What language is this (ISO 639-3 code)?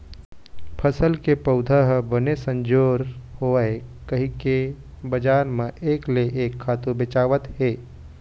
hne